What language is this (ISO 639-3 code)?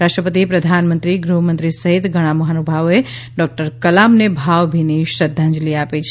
guj